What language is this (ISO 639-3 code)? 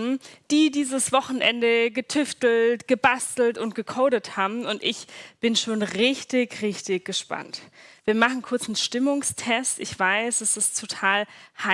deu